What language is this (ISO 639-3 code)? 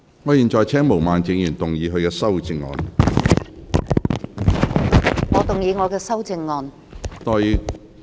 yue